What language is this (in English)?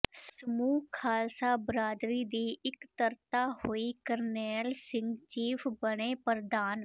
Punjabi